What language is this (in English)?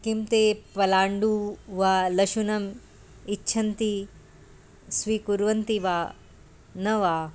Sanskrit